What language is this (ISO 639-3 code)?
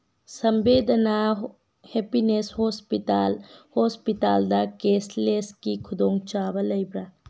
mni